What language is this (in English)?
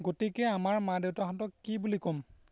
Assamese